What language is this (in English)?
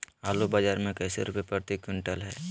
Magahi